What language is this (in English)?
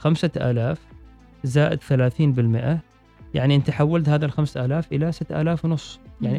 Arabic